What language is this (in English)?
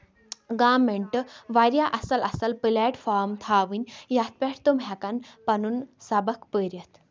Kashmiri